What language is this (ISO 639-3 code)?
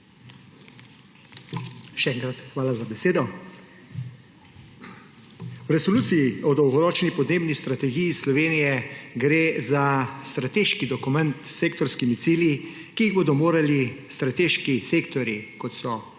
slv